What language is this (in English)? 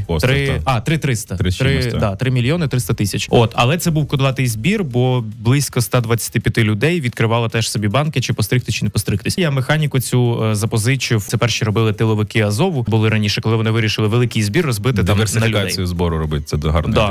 Ukrainian